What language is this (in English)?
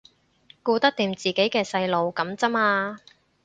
Cantonese